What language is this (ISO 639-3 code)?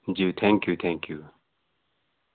nep